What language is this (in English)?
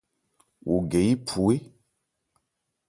Ebrié